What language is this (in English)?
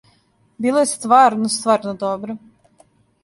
Serbian